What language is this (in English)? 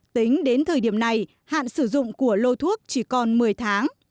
Vietnamese